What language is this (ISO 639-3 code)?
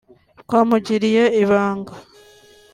kin